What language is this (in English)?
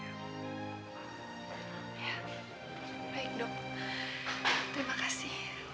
Indonesian